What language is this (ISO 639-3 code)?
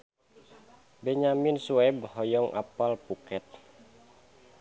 sun